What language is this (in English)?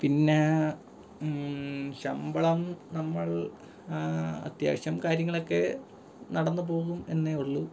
Malayalam